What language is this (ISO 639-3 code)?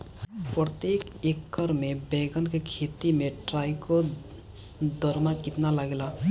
bho